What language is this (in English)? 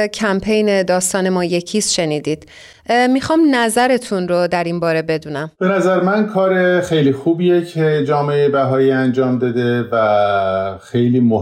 Persian